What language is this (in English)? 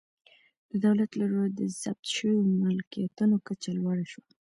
Pashto